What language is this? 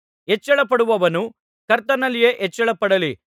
Kannada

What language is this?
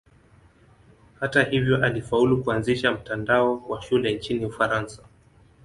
Swahili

